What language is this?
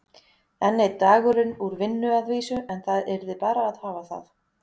Icelandic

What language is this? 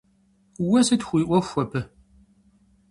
Kabardian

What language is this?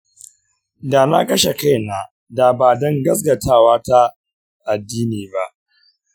Hausa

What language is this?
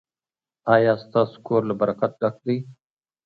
Pashto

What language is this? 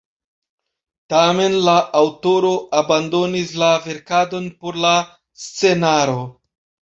Esperanto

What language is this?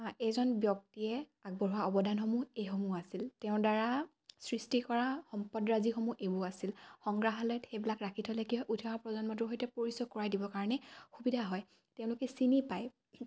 Assamese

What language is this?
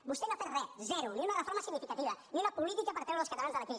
Catalan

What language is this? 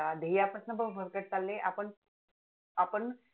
Marathi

